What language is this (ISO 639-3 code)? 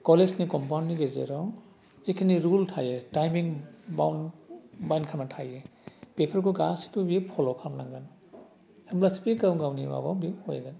brx